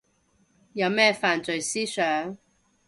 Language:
Cantonese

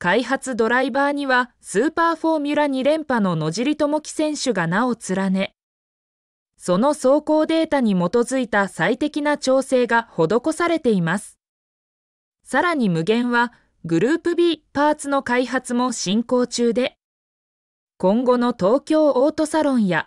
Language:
Japanese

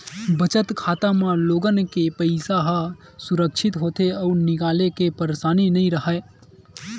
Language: Chhattisgarhi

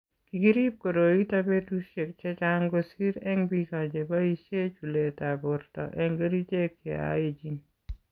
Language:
Kalenjin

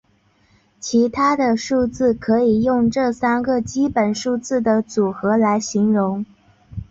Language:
Chinese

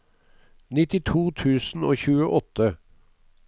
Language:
Norwegian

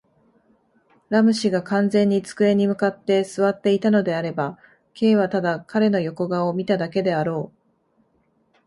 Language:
Japanese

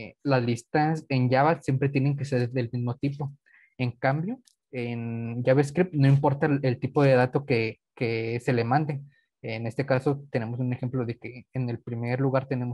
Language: Spanish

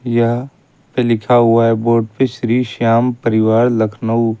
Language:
Hindi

